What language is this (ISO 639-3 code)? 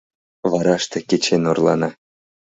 chm